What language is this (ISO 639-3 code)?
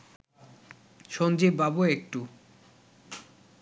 ben